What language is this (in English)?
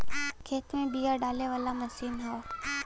Bhojpuri